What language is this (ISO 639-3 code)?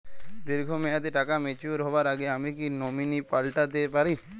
ben